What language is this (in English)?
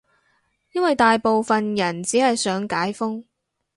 Cantonese